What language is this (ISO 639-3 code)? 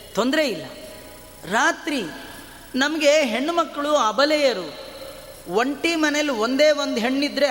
kan